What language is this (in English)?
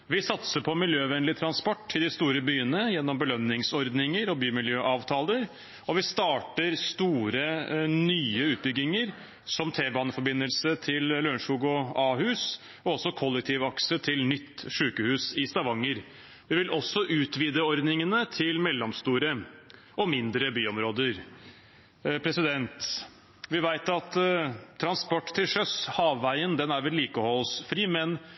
Norwegian Bokmål